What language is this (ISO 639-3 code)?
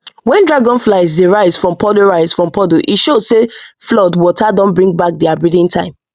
pcm